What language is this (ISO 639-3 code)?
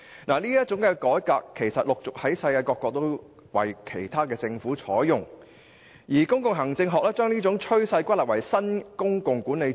yue